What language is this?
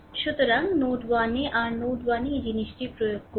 Bangla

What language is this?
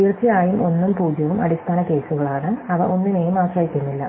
Malayalam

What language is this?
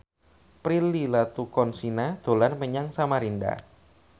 Javanese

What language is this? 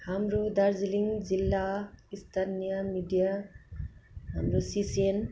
Nepali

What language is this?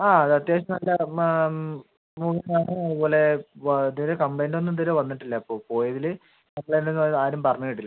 Malayalam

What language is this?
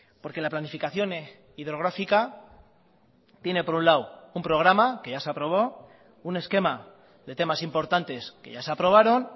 Spanish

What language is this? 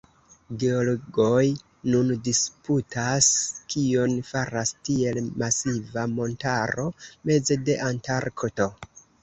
Esperanto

